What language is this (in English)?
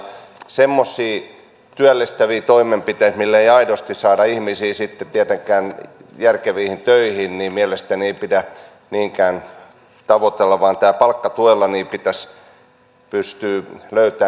Finnish